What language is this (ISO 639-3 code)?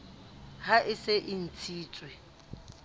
sot